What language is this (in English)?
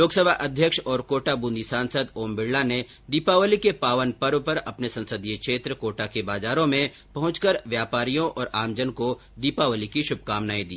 Hindi